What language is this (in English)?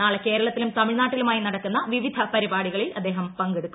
Malayalam